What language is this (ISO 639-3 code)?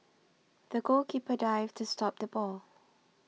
eng